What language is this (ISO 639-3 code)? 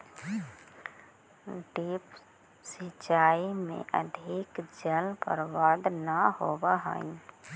mag